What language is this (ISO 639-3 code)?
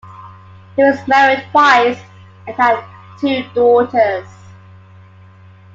eng